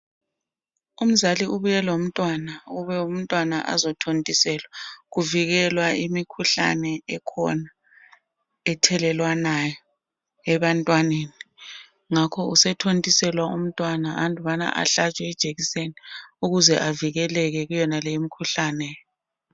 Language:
North Ndebele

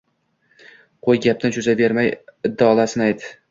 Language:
Uzbek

